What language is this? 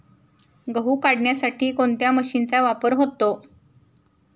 Marathi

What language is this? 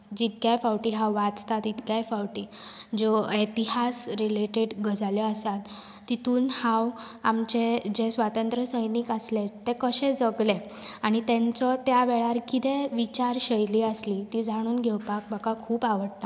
Konkani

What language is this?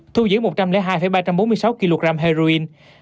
Vietnamese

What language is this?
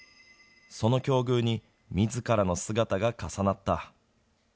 Japanese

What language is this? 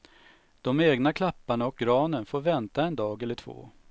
Swedish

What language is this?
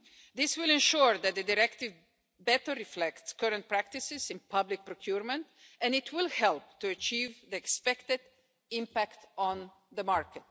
English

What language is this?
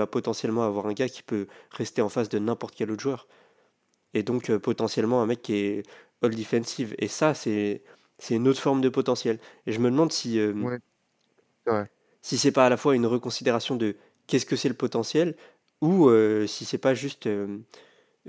French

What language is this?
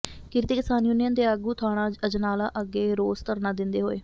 Punjabi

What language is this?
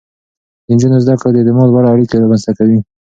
Pashto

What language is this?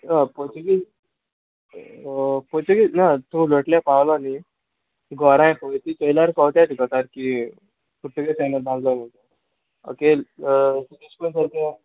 Konkani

